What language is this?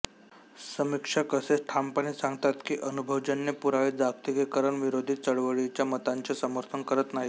Marathi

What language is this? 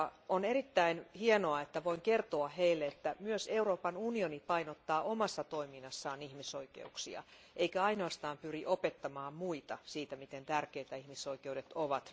Finnish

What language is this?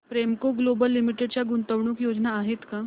Marathi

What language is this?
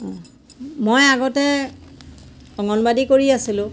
Assamese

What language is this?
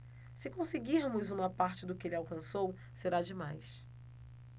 Portuguese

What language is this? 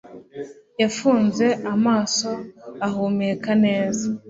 Kinyarwanda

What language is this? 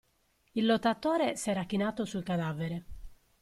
Italian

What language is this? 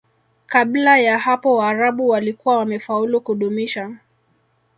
Swahili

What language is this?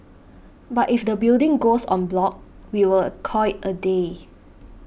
English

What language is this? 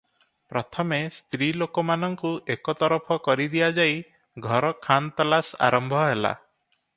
Odia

